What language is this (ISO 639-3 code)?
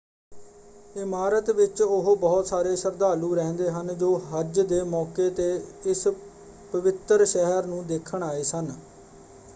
pan